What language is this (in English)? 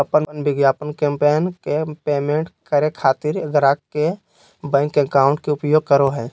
Magahi